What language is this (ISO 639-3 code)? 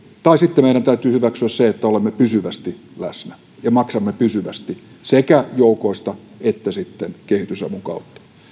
fin